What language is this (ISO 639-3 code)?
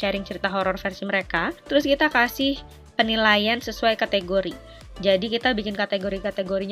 ind